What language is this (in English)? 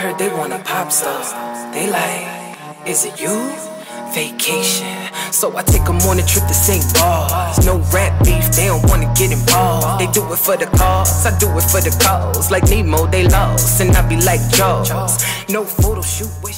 English